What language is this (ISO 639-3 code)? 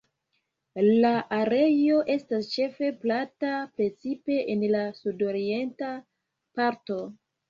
epo